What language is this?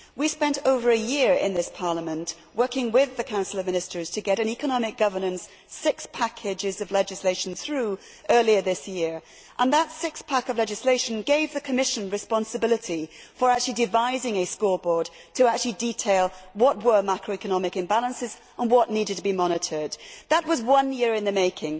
English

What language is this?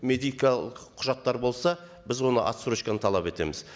Kazakh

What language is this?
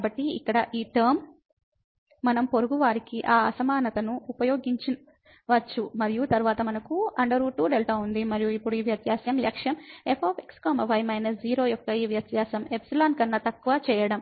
Telugu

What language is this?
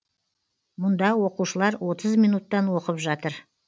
Kazakh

